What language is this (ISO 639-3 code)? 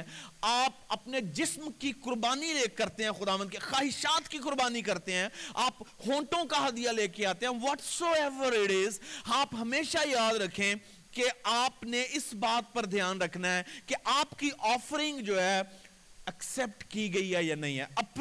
urd